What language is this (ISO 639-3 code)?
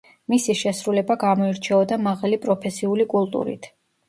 kat